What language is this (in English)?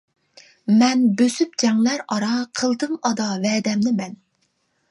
Uyghur